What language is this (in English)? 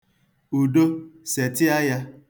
Igbo